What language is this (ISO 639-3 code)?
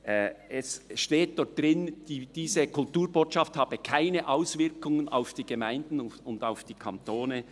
gsw